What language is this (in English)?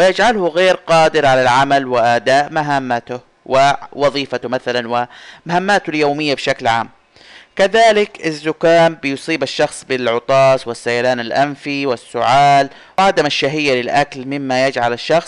Arabic